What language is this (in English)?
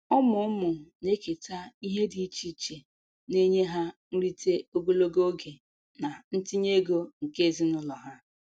Igbo